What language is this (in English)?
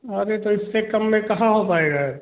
Hindi